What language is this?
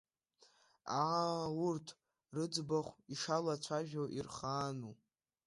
Abkhazian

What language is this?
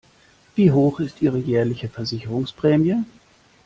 German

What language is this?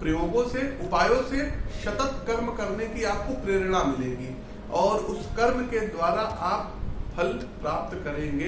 Hindi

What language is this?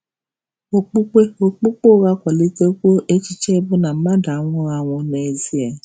Igbo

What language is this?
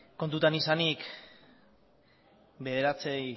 Basque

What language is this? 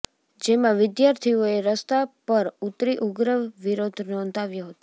Gujarati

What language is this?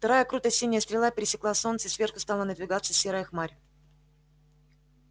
Russian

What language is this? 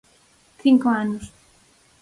Galician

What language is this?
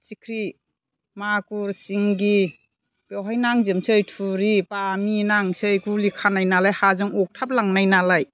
Bodo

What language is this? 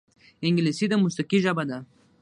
Pashto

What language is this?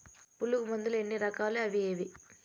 Telugu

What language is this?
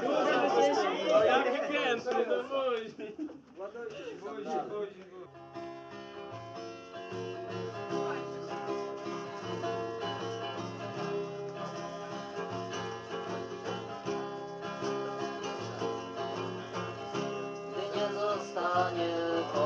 Polish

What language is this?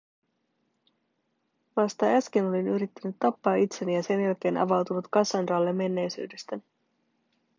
Finnish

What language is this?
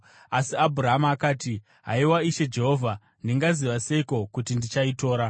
Shona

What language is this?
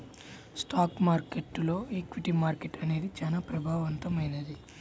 Telugu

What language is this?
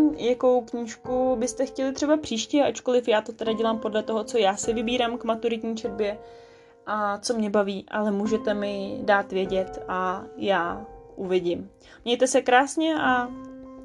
Czech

